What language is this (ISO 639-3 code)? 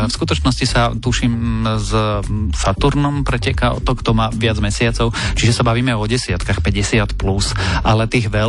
slk